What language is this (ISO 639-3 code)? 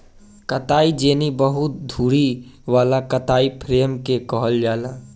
bho